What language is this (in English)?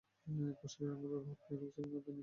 Bangla